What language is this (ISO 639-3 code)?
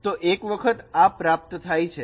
guj